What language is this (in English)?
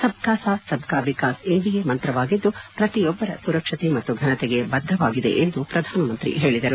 Kannada